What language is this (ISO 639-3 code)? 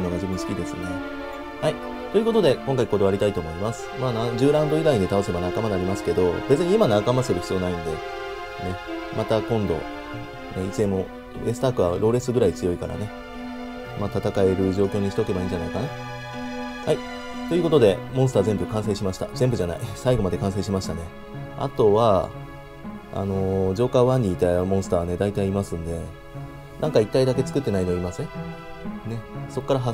jpn